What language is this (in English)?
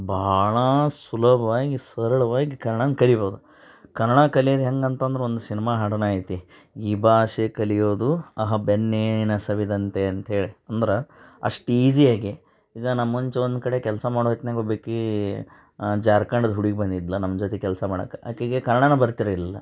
Kannada